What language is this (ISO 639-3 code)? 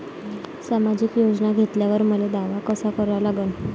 mar